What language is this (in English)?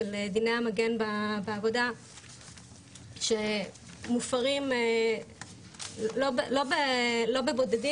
Hebrew